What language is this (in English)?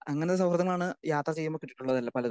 Malayalam